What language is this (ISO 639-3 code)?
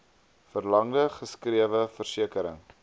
afr